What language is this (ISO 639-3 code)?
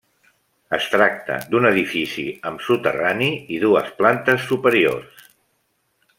cat